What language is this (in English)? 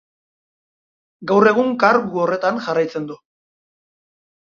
Basque